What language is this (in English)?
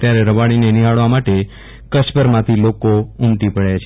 Gujarati